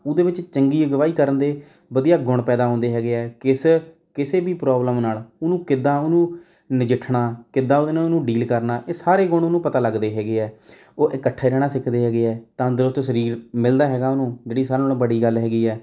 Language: Punjabi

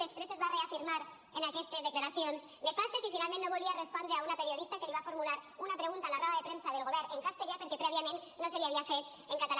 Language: Catalan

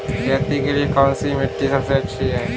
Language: Hindi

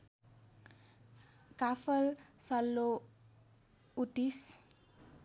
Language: Nepali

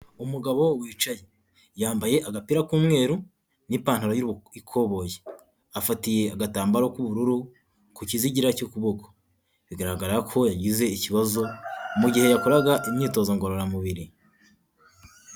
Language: Kinyarwanda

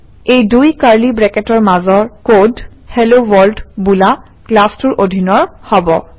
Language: Assamese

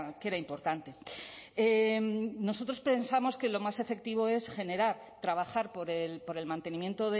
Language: Spanish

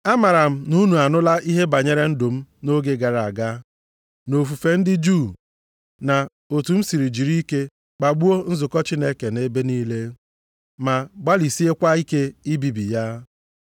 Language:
Igbo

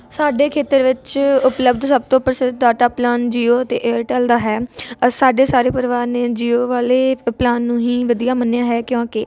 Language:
Punjabi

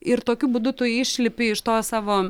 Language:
Lithuanian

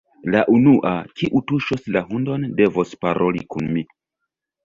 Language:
Esperanto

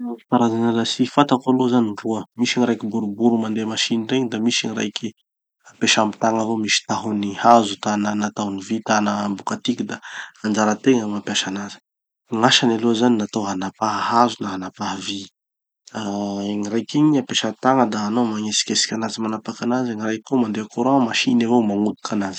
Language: Tanosy Malagasy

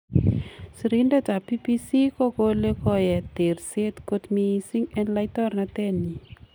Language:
Kalenjin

